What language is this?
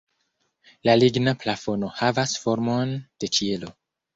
Esperanto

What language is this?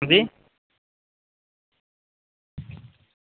Dogri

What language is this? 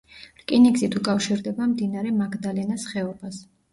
Georgian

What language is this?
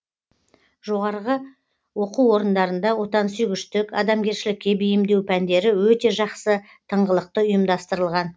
Kazakh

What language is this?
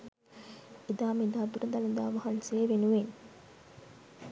Sinhala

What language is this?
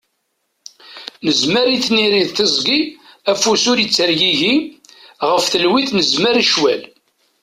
Kabyle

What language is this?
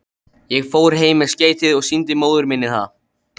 Icelandic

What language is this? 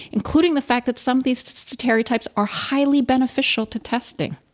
English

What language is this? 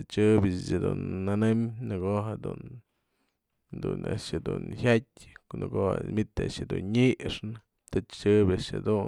Mazatlán Mixe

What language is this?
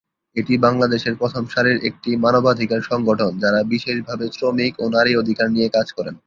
Bangla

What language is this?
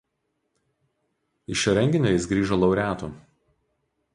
Lithuanian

